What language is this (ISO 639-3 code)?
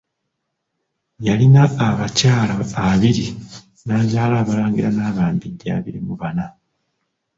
lug